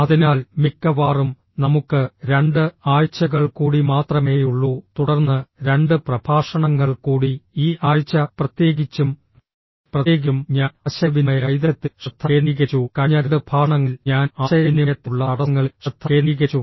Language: Malayalam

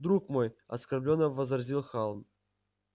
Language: Russian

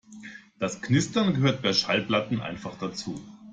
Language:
German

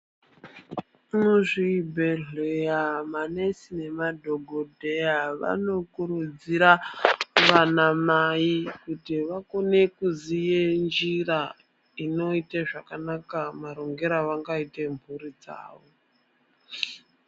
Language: Ndau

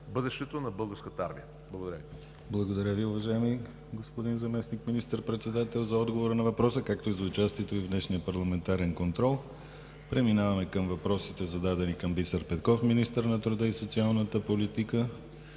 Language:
Bulgarian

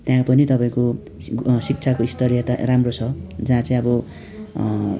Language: Nepali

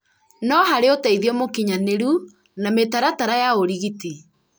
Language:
Kikuyu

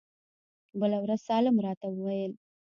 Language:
Pashto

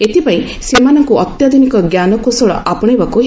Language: Odia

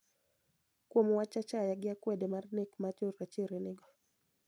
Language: Luo (Kenya and Tanzania)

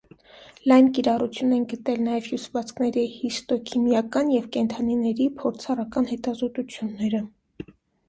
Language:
Armenian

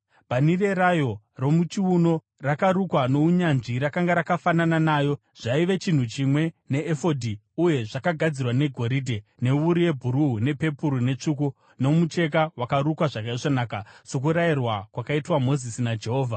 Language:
Shona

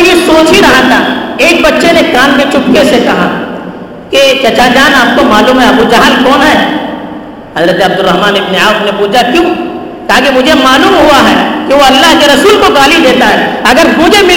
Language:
Urdu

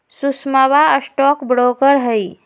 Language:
Magahi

